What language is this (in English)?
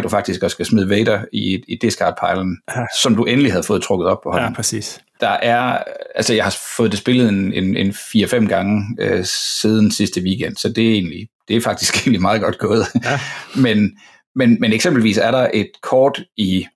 Danish